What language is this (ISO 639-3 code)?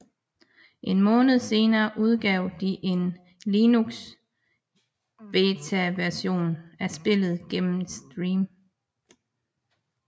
dan